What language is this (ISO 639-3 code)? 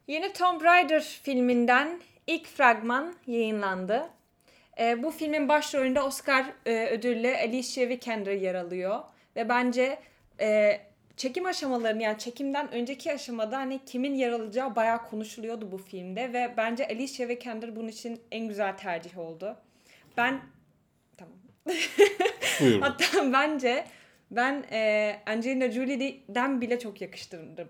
tur